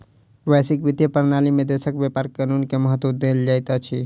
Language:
Maithili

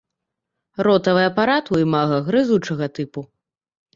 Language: Belarusian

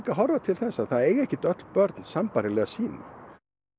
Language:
Icelandic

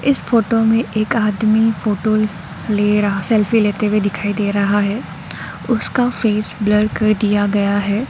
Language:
Hindi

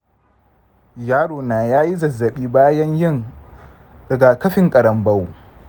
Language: Hausa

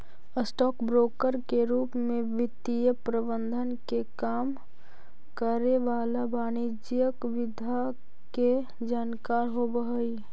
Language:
Magahi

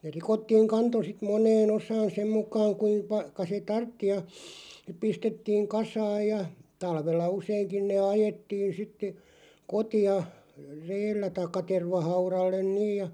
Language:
Finnish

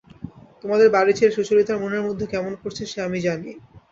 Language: Bangla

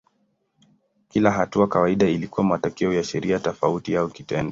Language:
Swahili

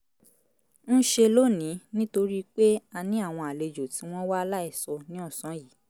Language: Yoruba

